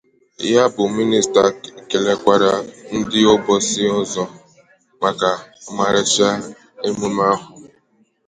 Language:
Igbo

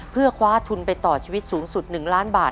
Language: Thai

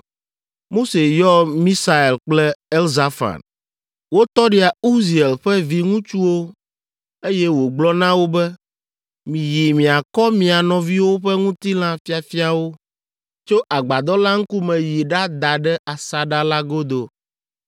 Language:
Ewe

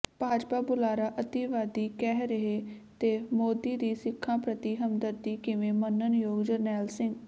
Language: Punjabi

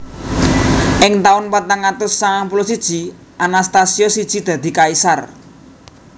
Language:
Javanese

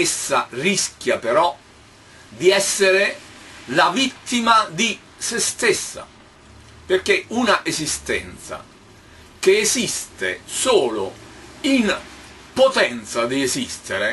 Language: Italian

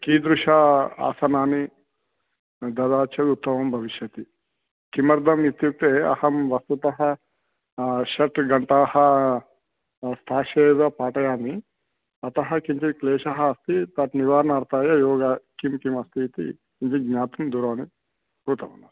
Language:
Sanskrit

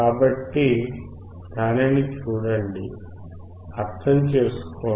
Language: Telugu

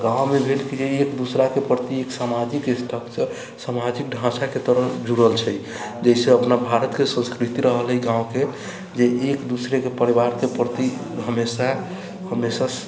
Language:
Maithili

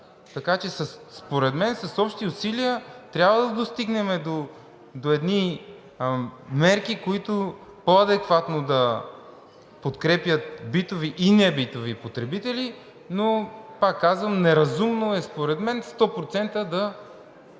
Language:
Bulgarian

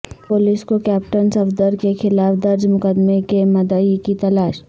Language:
Urdu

